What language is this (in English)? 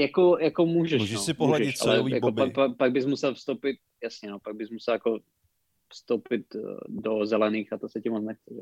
Czech